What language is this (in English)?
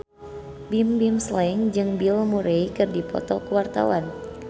Sundanese